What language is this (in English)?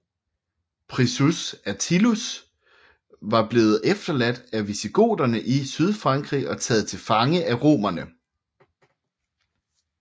Danish